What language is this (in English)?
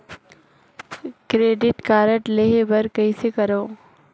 Chhattisgarhi